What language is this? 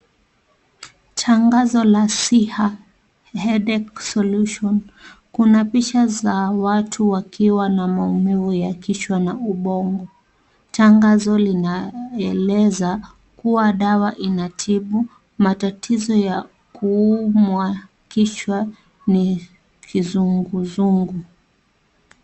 Swahili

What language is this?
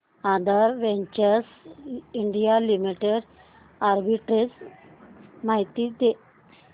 Marathi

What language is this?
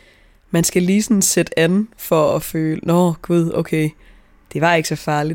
Danish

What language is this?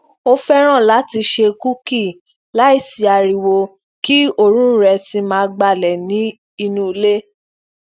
Yoruba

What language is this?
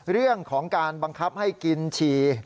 Thai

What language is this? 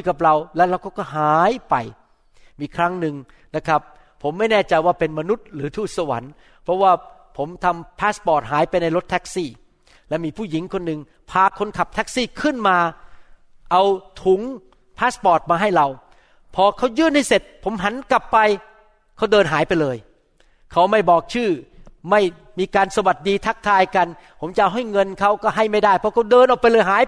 Thai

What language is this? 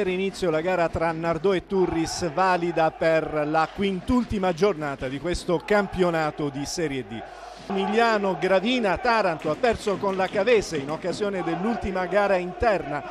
Italian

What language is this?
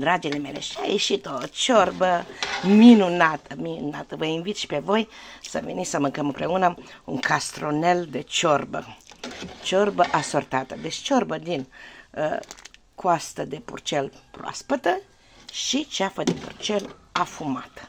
Romanian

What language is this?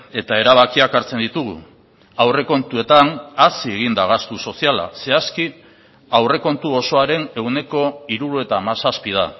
Basque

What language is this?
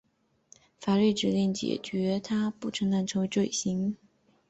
Chinese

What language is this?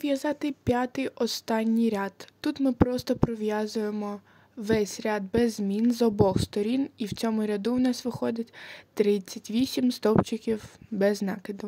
Ukrainian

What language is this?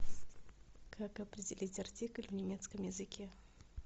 Russian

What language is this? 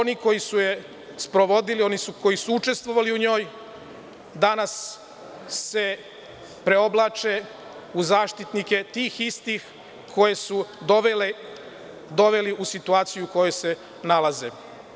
Serbian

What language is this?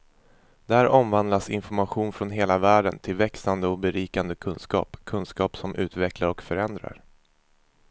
Swedish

